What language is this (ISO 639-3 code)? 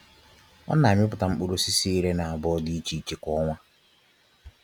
ibo